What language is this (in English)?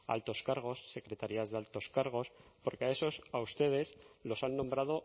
Spanish